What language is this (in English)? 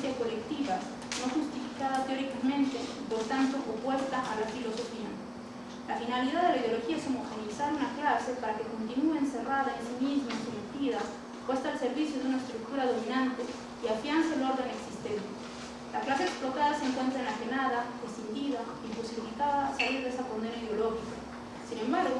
Spanish